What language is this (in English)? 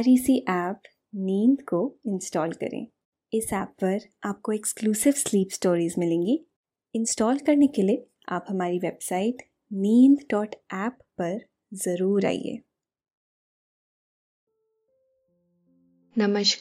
Hindi